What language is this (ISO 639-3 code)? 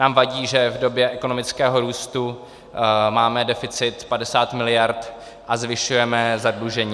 ces